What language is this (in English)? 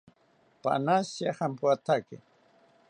South Ucayali Ashéninka